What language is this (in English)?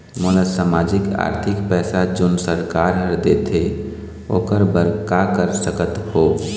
Chhattisgarhi